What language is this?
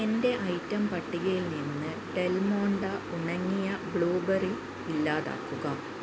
Malayalam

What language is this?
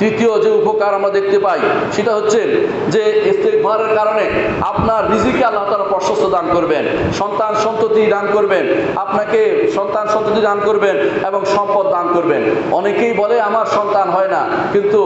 Indonesian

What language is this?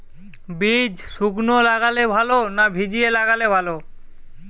Bangla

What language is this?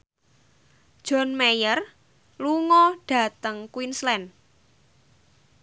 Javanese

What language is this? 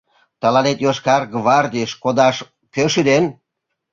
Mari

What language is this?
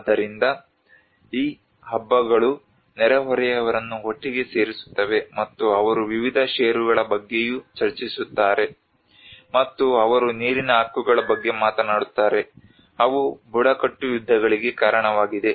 Kannada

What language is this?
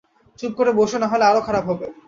Bangla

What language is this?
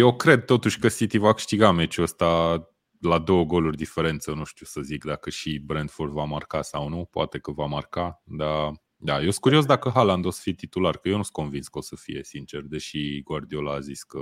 Romanian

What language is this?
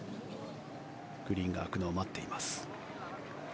Japanese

